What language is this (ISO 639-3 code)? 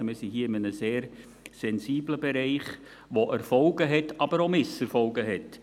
gsw